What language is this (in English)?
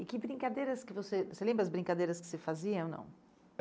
Portuguese